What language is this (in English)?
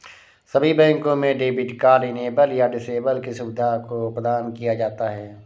Hindi